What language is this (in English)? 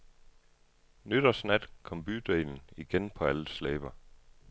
Danish